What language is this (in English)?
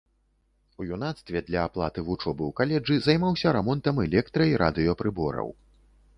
Belarusian